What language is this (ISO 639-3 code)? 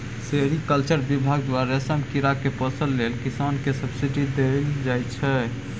mai